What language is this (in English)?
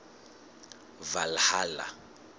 Southern Sotho